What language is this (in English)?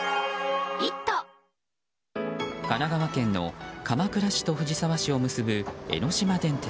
Japanese